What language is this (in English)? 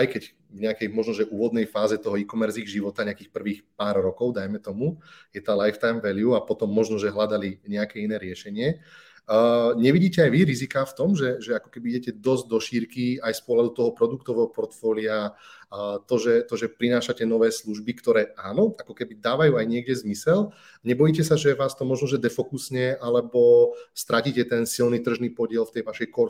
Slovak